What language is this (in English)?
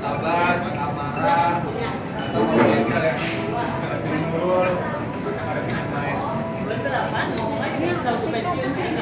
Indonesian